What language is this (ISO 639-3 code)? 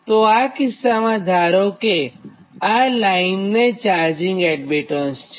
guj